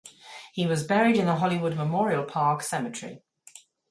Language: English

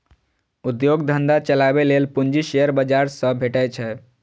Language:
Maithili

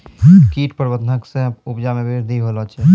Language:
Maithili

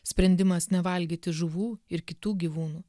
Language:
Lithuanian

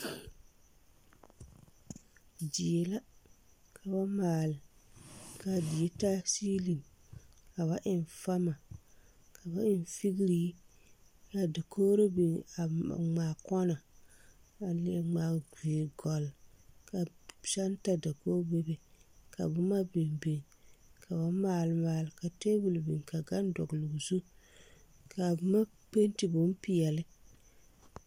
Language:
Southern Dagaare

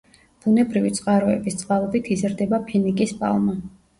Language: Georgian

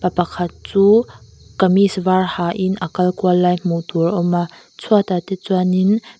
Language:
Mizo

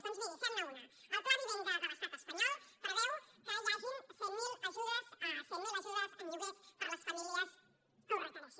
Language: Catalan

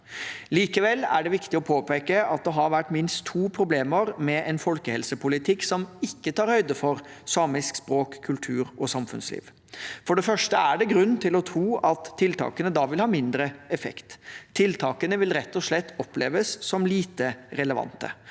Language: Norwegian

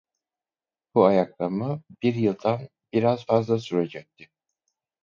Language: Turkish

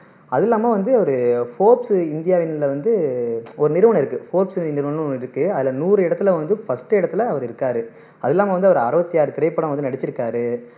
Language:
Tamil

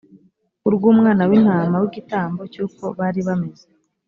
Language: Kinyarwanda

